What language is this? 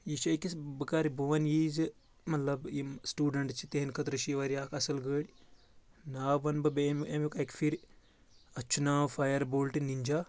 Kashmiri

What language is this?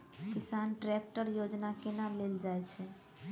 Maithili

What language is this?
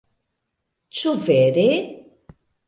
Esperanto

